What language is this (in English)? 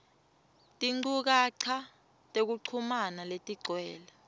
Swati